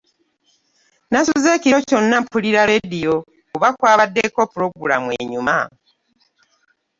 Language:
Ganda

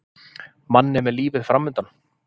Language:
Icelandic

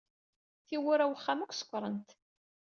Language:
Kabyle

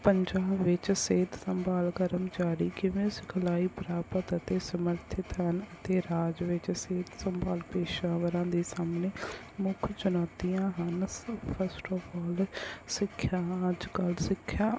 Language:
Punjabi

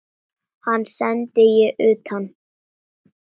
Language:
Icelandic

